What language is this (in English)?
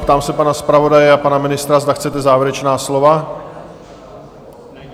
Czech